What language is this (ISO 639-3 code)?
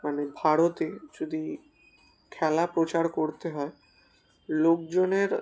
ben